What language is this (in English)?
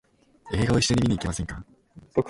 Japanese